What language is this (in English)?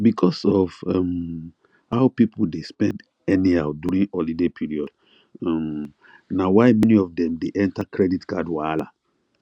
Nigerian Pidgin